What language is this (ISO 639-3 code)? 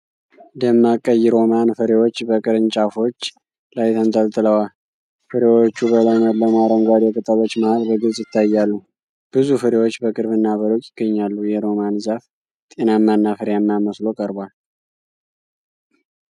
amh